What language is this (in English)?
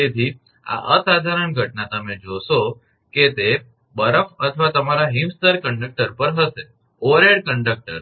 Gujarati